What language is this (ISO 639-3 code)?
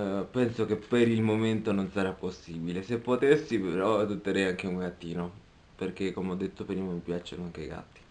ita